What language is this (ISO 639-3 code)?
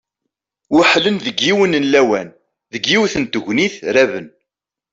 kab